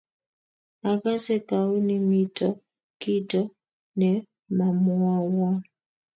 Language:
Kalenjin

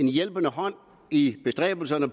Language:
Danish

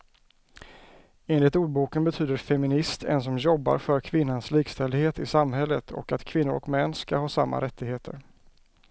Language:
Swedish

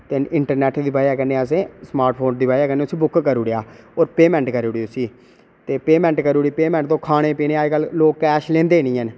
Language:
Dogri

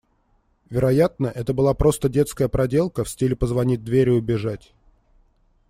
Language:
Russian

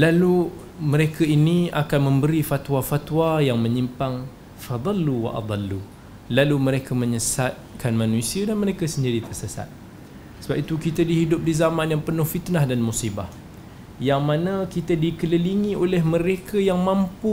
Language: Malay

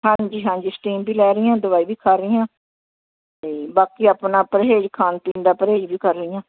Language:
Punjabi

